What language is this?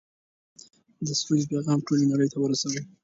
Pashto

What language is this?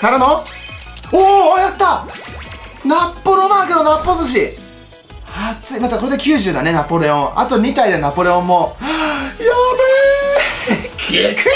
Japanese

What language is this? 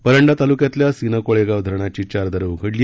Marathi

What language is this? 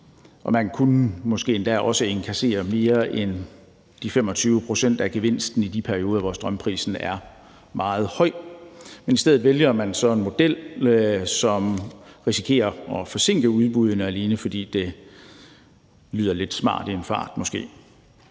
Danish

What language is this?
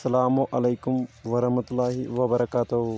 Kashmiri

